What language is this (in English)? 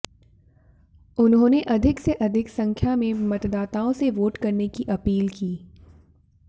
Hindi